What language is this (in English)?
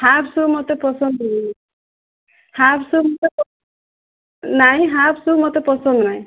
Odia